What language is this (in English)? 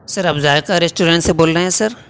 Urdu